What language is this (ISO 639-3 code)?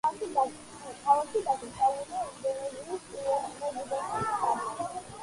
kat